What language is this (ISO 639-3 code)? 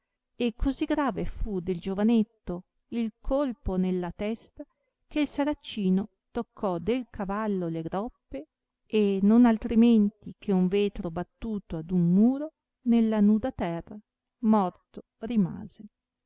ita